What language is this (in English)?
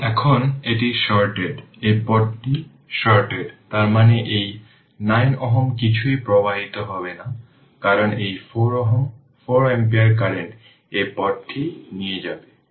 Bangla